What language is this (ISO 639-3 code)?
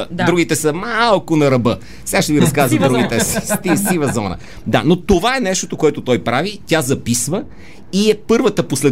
bul